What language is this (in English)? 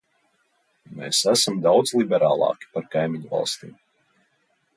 Latvian